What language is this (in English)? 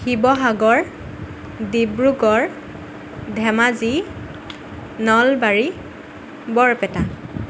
Assamese